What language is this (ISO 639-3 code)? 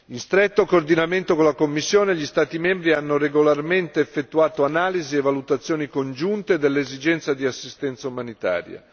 ita